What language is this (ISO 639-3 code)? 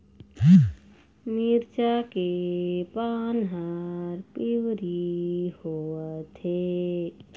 hne